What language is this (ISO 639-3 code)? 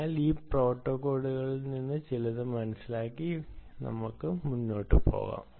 mal